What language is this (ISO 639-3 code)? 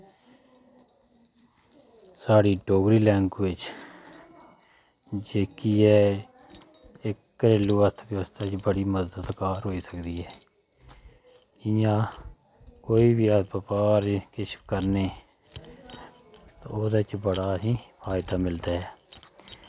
doi